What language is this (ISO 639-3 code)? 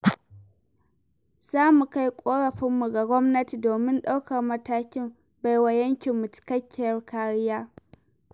hau